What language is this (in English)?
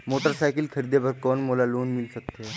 Chhattisgarhi